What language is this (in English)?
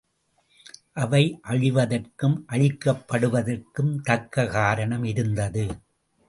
Tamil